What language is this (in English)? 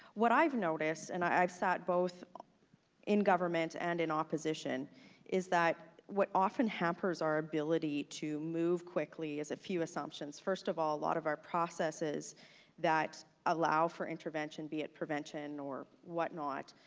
English